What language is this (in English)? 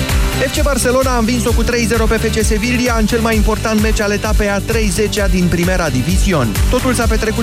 Romanian